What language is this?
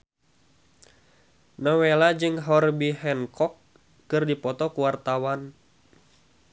Sundanese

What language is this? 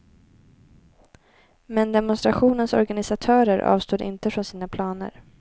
Swedish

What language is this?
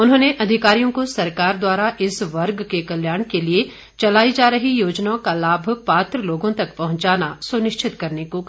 Hindi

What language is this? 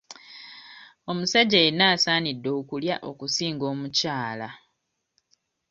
Ganda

